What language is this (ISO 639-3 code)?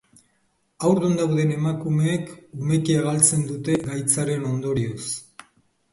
eus